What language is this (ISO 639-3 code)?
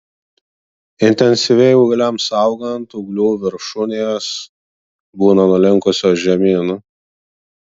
lit